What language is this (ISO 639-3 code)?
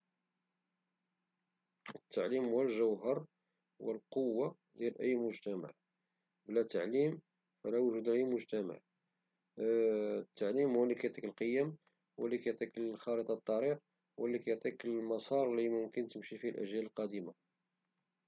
ary